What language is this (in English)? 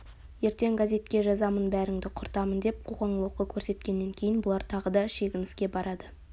Kazakh